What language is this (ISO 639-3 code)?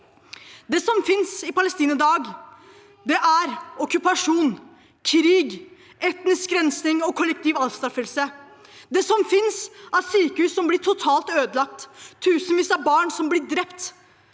nor